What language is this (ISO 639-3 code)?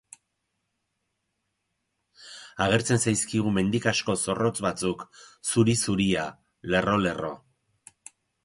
eus